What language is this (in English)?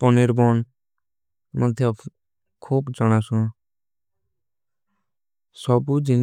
Kui (India)